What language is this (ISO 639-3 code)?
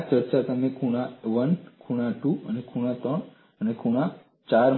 guj